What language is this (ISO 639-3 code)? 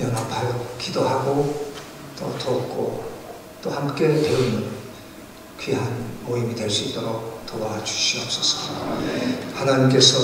kor